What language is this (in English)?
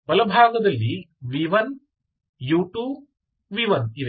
Kannada